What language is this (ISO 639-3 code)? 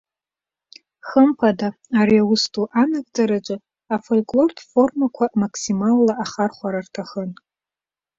abk